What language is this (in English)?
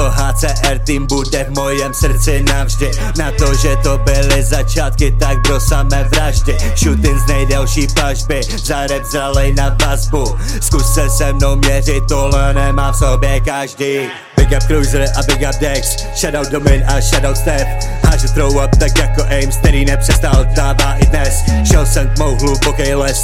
Czech